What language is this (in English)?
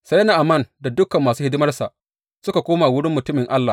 Hausa